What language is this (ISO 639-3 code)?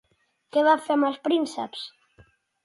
cat